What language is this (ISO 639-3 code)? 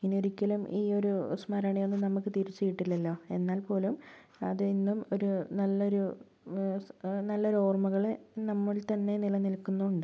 mal